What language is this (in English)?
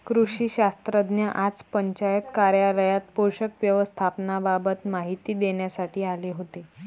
Marathi